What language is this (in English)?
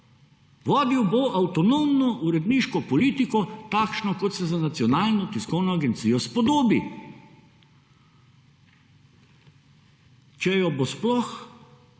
Slovenian